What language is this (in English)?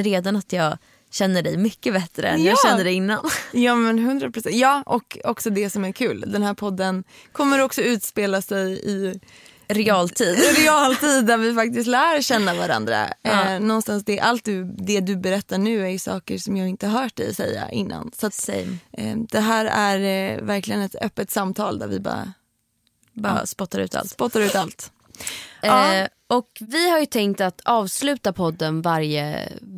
Swedish